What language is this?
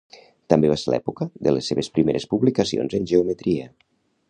Catalan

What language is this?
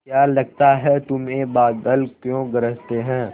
Hindi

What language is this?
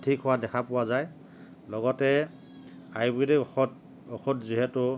Assamese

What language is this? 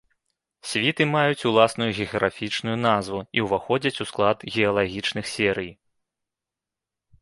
Belarusian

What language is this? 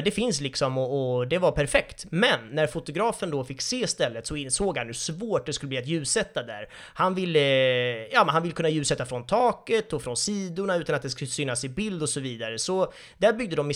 Swedish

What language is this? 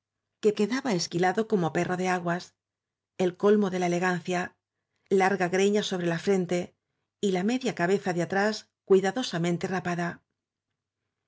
Spanish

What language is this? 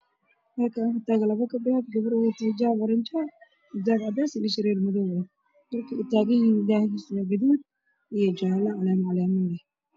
Somali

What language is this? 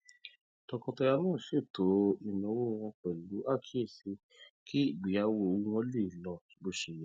Yoruba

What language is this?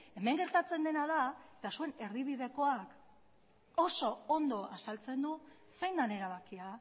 Basque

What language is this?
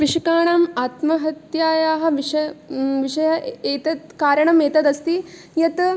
Sanskrit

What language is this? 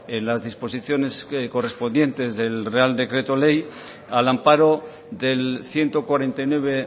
Spanish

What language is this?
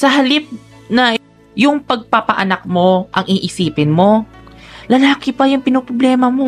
Filipino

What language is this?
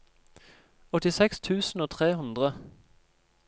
Norwegian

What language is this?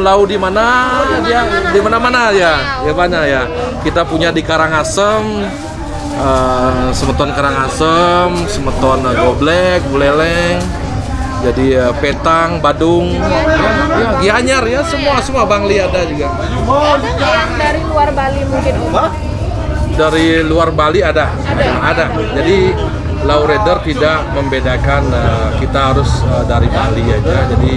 Indonesian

